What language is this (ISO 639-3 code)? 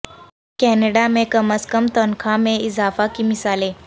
urd